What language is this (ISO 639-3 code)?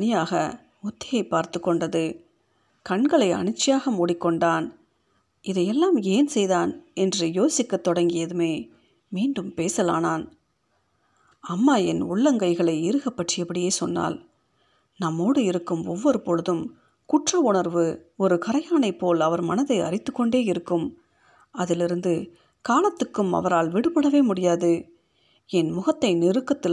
tam